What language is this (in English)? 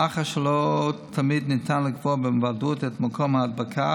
Hebrew